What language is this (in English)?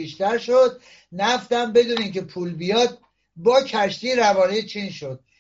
Persian